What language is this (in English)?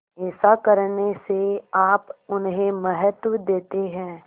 Hindi